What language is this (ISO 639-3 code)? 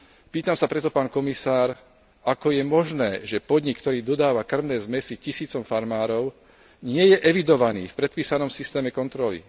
slk